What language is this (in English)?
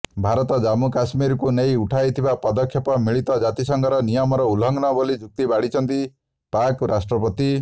Odia